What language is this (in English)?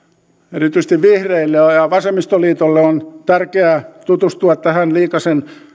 Finnish